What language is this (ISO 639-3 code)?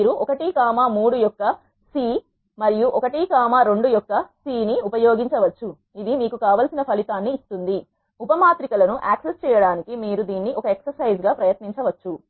tel